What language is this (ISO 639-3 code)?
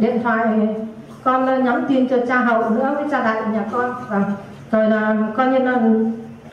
vie